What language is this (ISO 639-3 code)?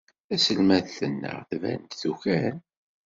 kab